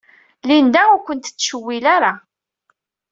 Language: Kabyle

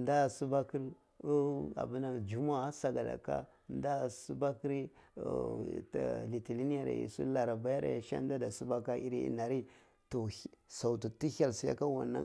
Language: Cibak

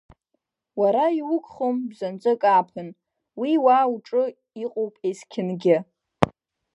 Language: Abkhazian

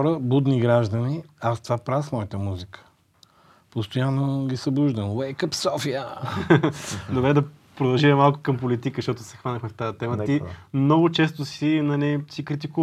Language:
Bulgarian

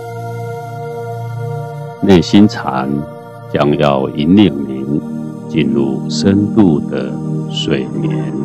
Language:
Chinese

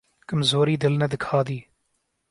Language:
Urdu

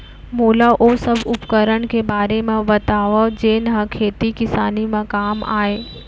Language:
Chhattisgarhi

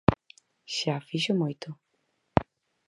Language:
Galician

